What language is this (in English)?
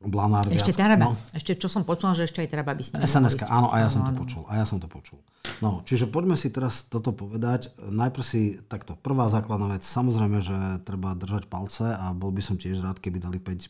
Slovak